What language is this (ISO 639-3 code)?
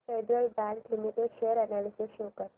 mar